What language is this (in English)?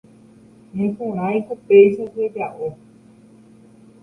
Guarani